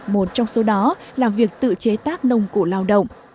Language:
Vietnamese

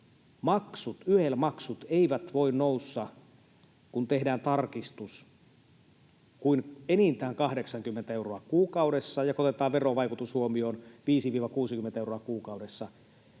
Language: Finnish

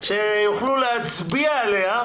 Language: Hebrew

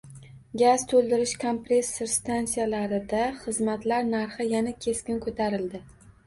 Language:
Uzbek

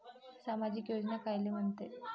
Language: Marathi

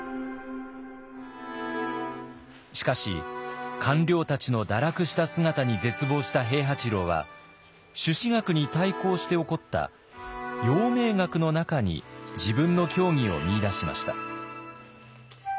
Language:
Japanese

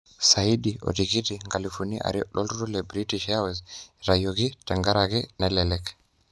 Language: Masai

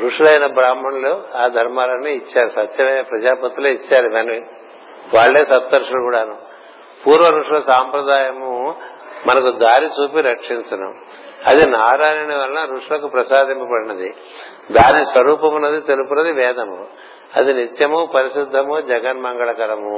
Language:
Telugu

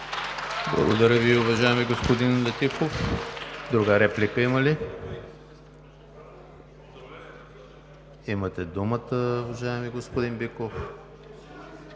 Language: Bulgarian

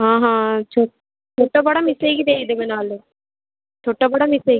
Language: Odia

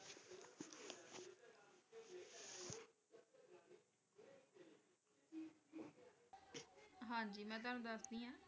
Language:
Punjabi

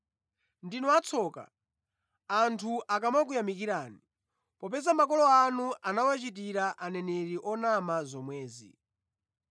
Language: Nyanja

